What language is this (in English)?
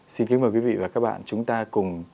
Vietnamese